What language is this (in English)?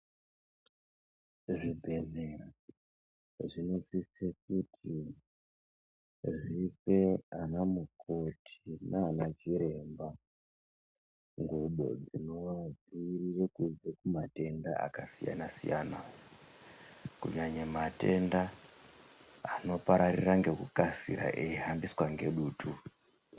Ndau